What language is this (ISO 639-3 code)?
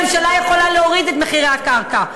heb